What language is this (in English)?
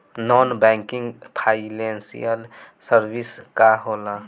Bhojpuri